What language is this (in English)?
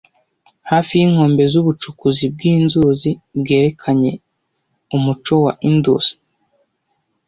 Kinyarwanda